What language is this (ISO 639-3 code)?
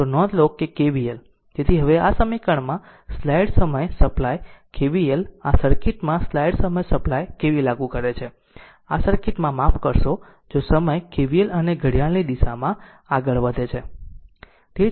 guj